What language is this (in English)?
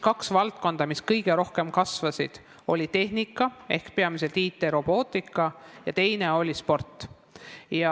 Estonian